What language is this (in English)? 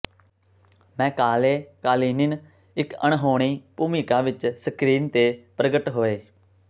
Punjabi